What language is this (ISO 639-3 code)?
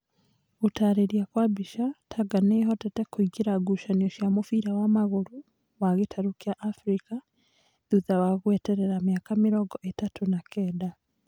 kik